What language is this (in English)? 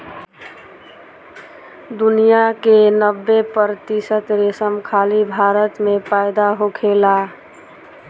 Bhojpuri